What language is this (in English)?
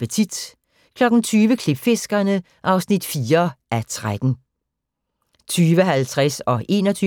Danish